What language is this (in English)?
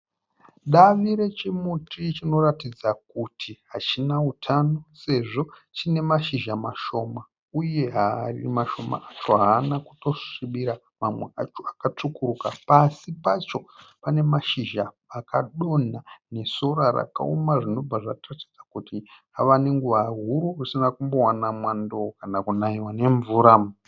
Shona